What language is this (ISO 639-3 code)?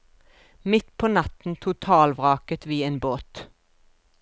nor